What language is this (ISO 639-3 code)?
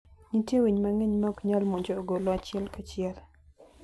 luo